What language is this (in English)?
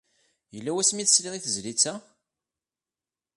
Kabyle